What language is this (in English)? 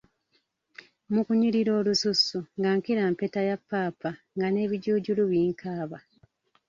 Ganda